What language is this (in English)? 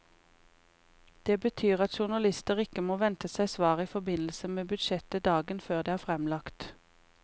Norwegian